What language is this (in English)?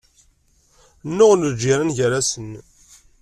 Kabyle